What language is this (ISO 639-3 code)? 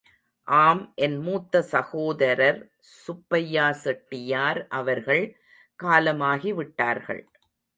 tam